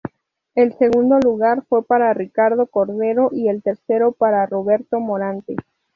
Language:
Spanish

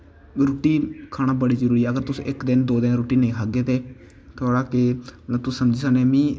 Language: Dogri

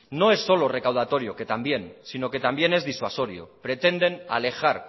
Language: Spanish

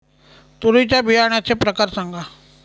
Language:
Marathi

